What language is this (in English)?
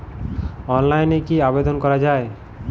Bangla